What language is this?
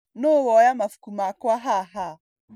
Kikuyu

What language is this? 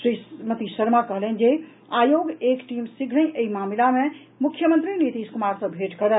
Maithili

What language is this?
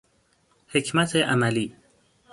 Persian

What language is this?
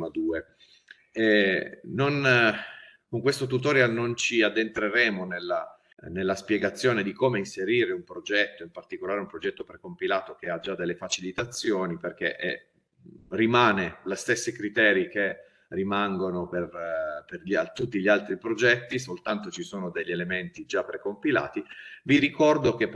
Italian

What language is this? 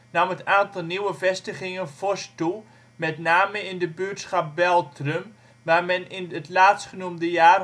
Dutch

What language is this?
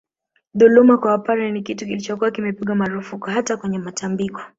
Swahili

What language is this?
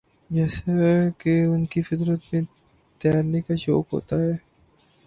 Urdu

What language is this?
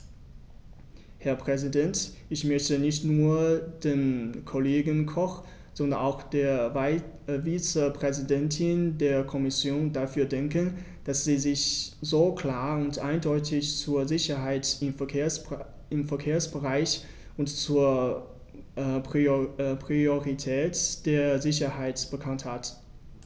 German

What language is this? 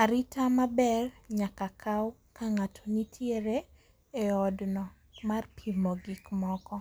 Luo (Kenya and Tanzania)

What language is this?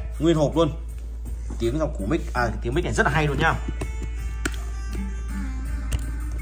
Vietnamese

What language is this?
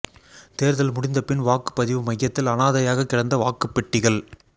Tamil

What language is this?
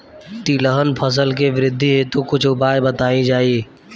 Bhojpuri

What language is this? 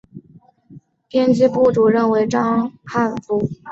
Chinese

